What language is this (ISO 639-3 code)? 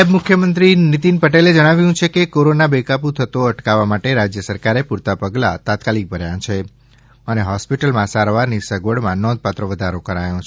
guj